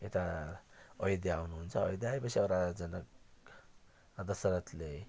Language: Nepali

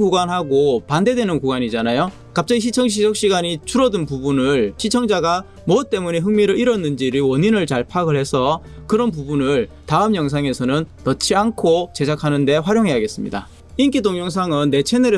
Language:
Korean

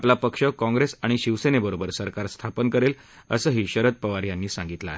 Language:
Marathi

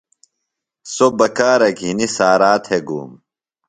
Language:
Phalura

